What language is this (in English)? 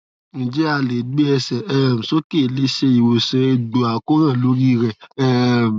Yoruba